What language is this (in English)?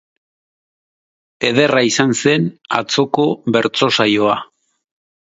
Basque